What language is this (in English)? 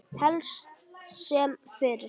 Icelandic